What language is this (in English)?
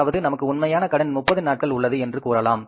Tamil